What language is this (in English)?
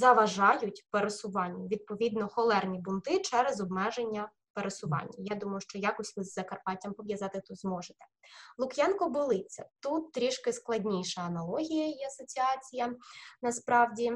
Ukrainian